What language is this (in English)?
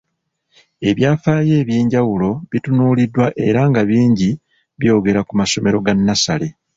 Ganda